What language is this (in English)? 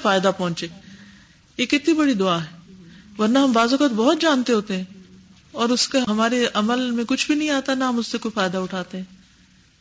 Urdu